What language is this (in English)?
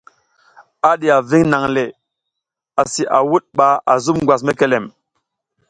South Giziga